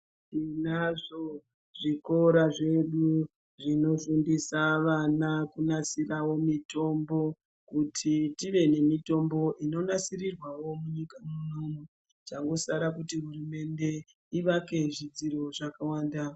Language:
Ndau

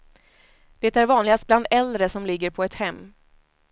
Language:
Swedish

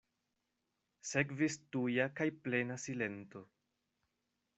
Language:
Esperanto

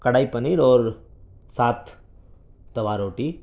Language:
Urdu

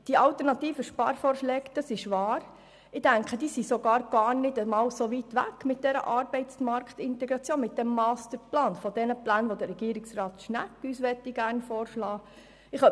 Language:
Swiss German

